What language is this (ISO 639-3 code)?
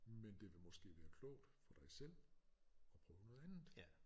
dan